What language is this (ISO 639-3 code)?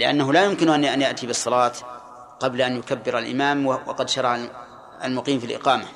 ara